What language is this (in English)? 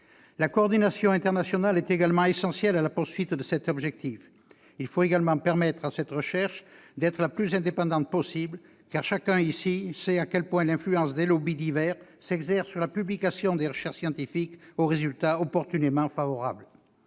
French